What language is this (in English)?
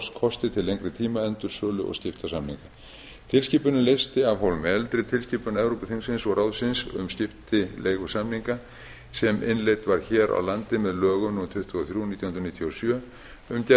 Icelandic